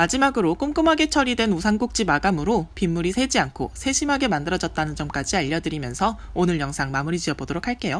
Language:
Korean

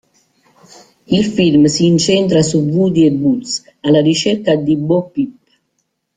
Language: Italian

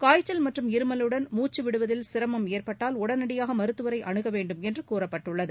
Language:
Tamil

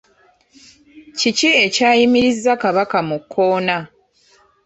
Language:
Ganda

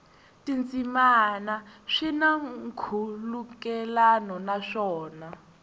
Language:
Tsonga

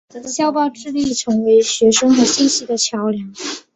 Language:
Chinese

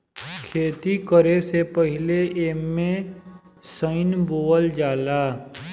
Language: Bhojpuri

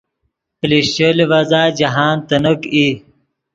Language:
Yidgha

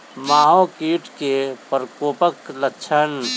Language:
Maithili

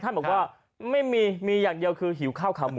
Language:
Thai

